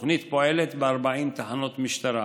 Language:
Hebrew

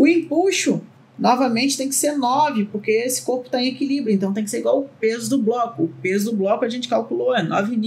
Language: Portuguese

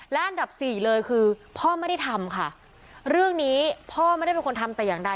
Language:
Thai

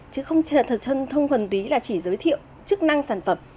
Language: Vietnamese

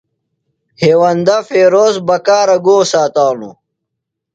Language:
Phalura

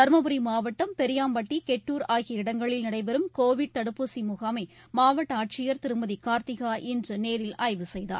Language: Tamil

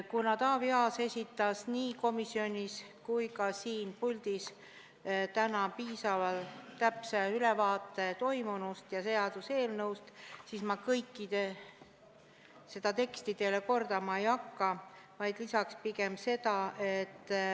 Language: Estonian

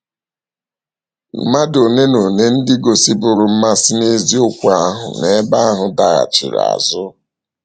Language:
Igbo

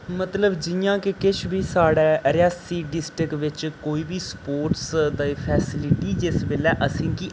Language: Dogri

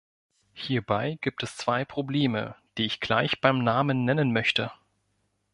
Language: German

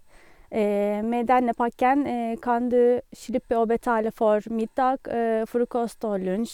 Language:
Norwegian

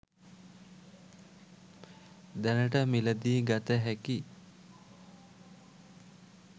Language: Sinhala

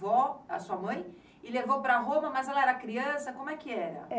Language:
Portuguese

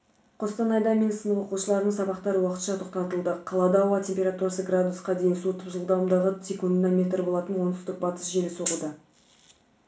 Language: Kazakh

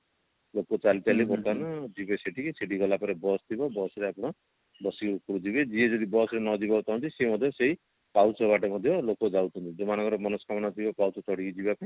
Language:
Odia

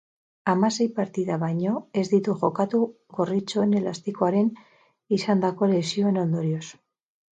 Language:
Basque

